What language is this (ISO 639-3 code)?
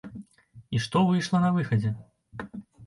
bel